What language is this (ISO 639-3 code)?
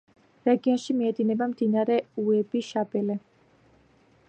kat